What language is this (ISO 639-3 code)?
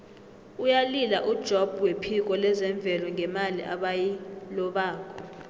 nbl